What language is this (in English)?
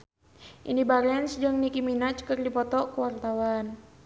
Sundanese